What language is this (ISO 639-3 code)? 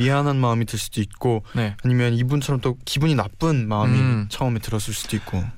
kor